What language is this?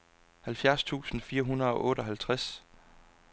Danish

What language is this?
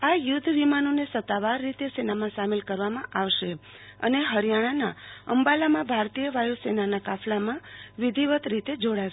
Gujarati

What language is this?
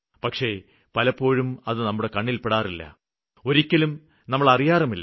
Malayalam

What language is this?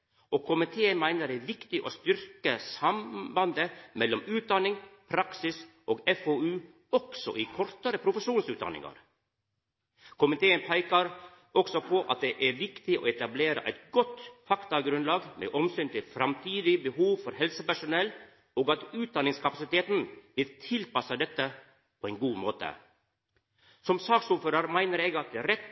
Norwegian Nynorsk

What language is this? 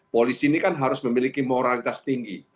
Indonesian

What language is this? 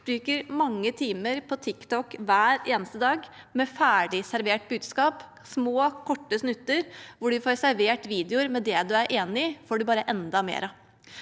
Norwegian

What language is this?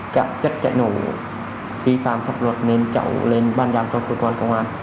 Vietnamese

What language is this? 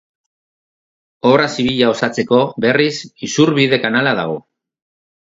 Basque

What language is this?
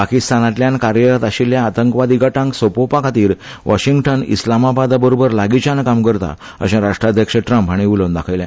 Konkani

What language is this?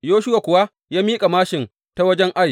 Hausa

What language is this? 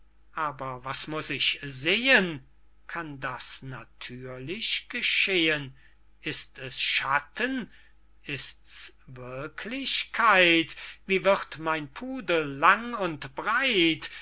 German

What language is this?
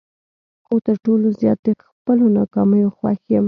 Pashto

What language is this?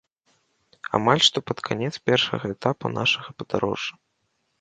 Belarusian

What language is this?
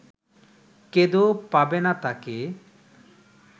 Bangla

